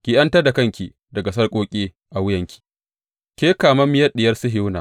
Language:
Hausa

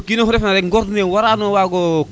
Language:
Serer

